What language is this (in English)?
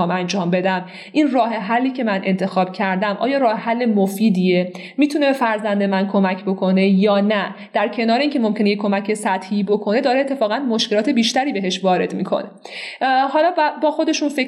Persian